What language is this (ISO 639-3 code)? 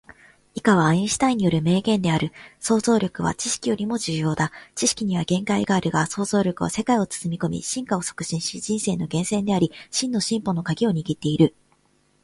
jpn